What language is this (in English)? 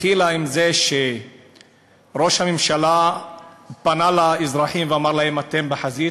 Hebrew